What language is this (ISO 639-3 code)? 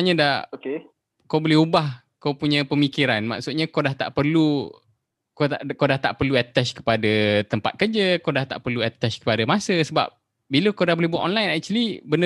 msa